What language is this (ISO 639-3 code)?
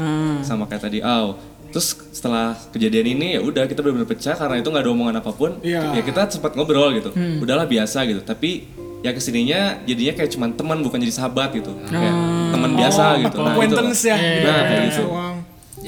ind